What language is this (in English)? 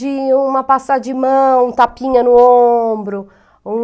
Portuguese